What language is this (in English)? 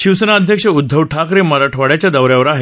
Marathi